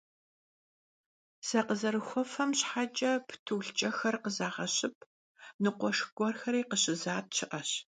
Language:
Kabardian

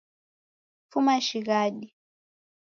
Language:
Taita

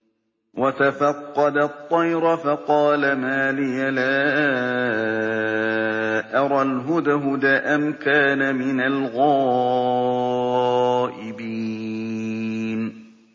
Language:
Arabic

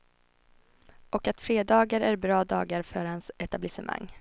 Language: Swedish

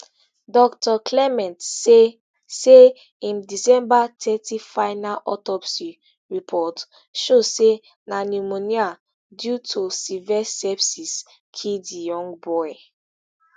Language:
Nigerian Pidgin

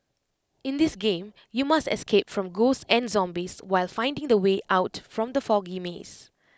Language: English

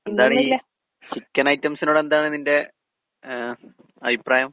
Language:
Malayalam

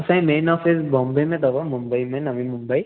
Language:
Sindhi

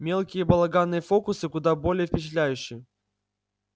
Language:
Russian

